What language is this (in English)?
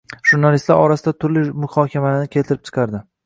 Uzbek